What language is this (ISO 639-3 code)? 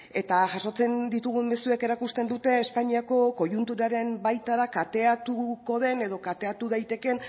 eus